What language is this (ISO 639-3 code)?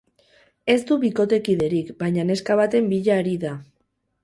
eus